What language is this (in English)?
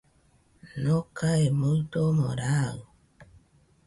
Nüpode Huitoto